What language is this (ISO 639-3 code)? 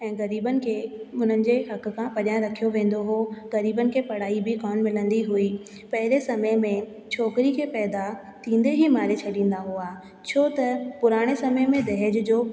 snd